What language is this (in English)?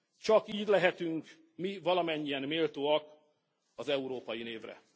Hungarian